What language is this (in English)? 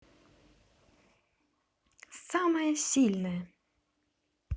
Russian